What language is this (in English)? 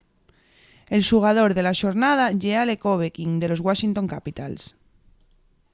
Asturian